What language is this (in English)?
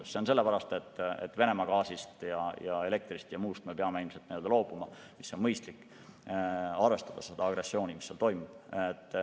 Estonian